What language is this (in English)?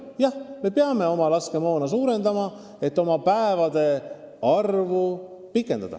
Estonian